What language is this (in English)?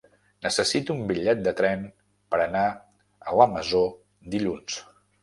Catalan